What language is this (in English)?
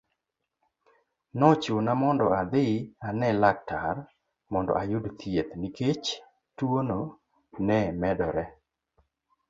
Luo (Kenya and Tanzania)